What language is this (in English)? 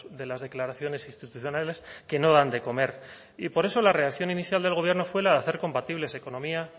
Spanish